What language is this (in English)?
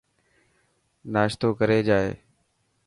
Dhatki